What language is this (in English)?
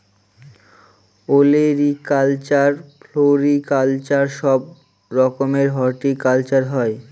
Bangla